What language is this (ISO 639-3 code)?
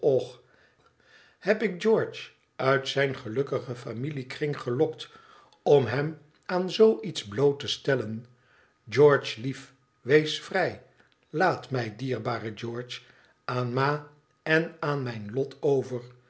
nld